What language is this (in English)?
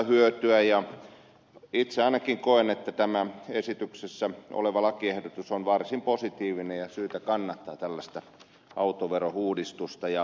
Finnish